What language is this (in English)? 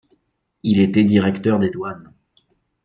French